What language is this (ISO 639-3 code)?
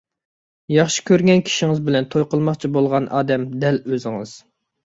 uig